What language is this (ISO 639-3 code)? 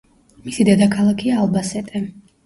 kat